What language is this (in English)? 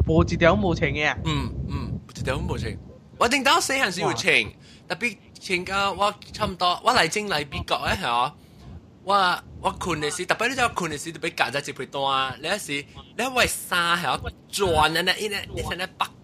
Chinese